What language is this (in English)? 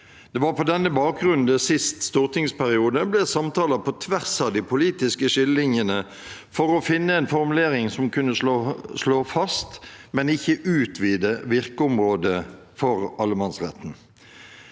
Norwegian